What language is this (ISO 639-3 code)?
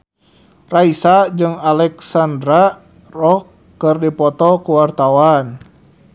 sun